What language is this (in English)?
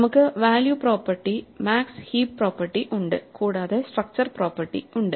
Malayalam